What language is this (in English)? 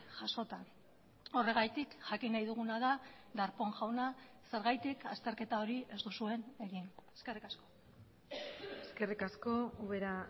Basque